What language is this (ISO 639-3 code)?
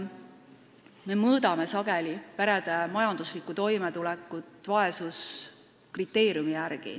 est